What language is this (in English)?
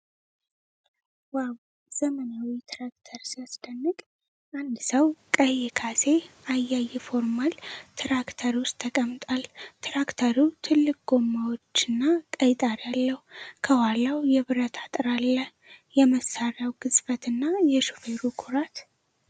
Amharic